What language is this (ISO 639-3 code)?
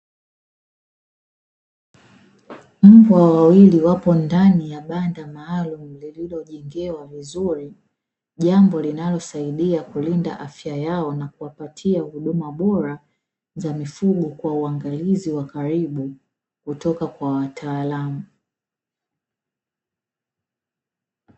swa